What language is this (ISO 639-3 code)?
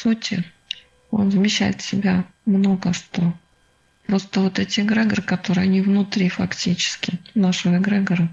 rus